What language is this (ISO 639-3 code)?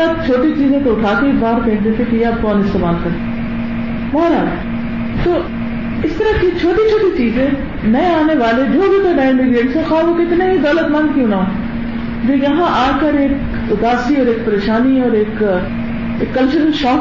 urd